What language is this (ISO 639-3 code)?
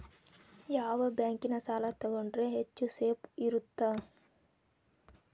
kan